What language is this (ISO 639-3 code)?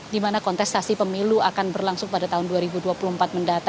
ind